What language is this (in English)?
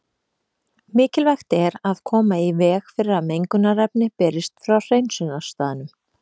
Icelandic